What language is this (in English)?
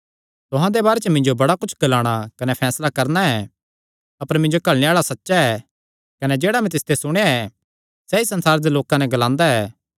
Kangri